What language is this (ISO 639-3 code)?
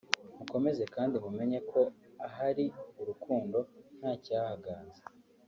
kin